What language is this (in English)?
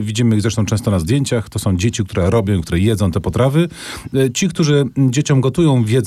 Polish